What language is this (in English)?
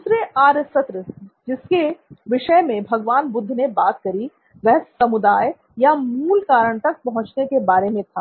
Hindi